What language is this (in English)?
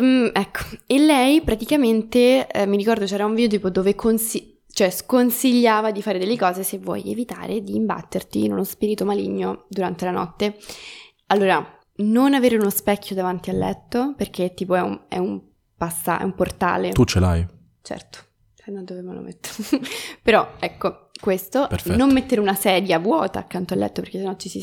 Italian